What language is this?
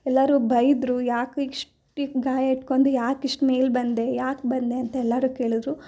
Kannada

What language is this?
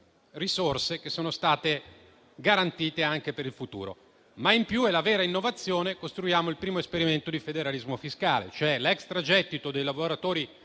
Italian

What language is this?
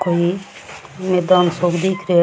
Rajasthani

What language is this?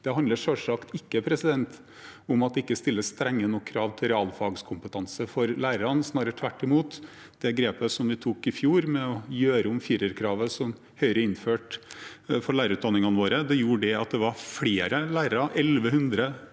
Norwegian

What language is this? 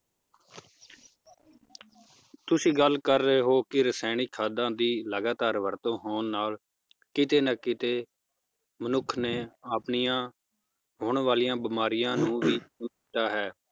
Punjabi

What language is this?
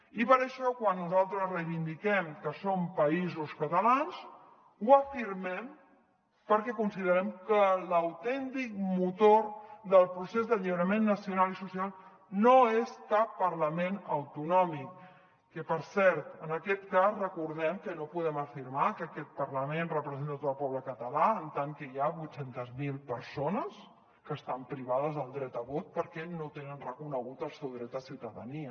Catalan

